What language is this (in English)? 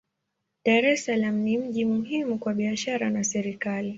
Swahili